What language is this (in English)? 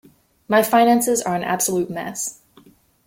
English